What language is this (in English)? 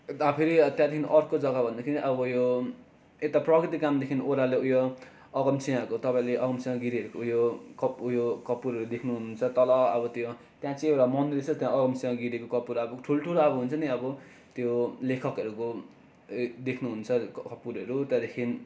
Nepali